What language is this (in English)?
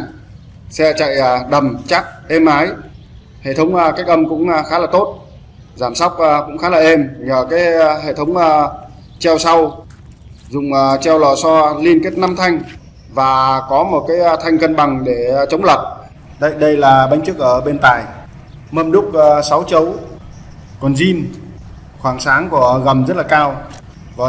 Vietnamese